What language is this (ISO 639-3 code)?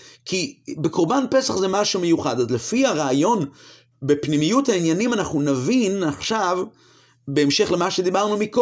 heb